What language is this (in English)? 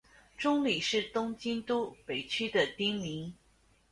Chinese